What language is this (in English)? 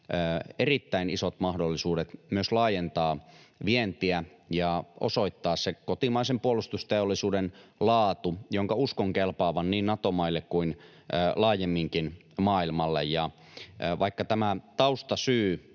Finnish